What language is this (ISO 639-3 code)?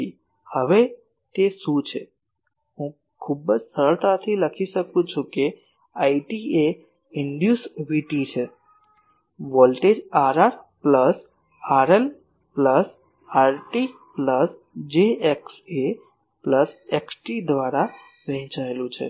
guj